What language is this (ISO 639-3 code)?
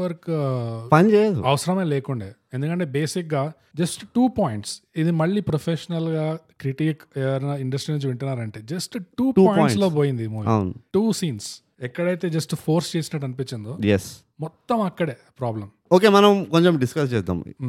tel